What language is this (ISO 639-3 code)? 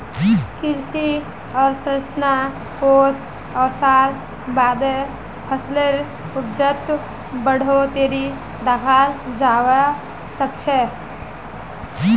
mag